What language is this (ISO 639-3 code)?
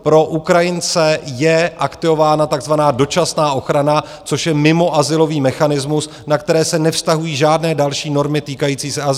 ces